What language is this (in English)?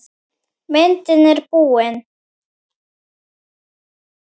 Icelandic